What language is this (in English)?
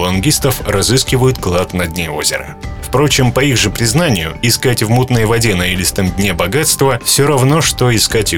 Russian